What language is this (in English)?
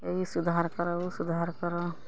Maithili